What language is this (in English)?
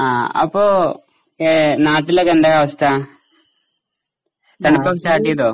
Malayalam